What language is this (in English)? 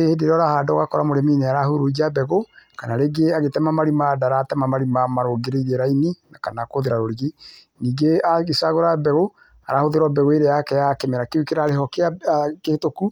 Kikuyu